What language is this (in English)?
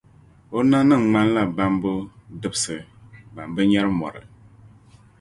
Dagbani